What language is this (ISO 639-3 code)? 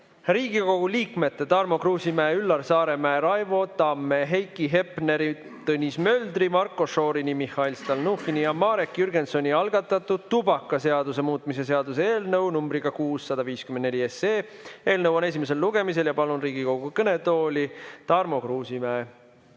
est